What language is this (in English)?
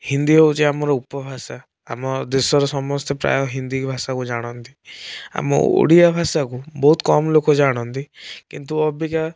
Odia